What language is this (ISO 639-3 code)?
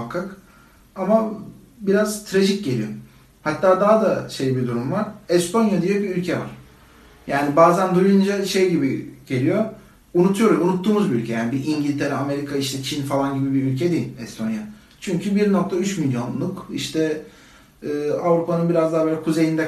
tur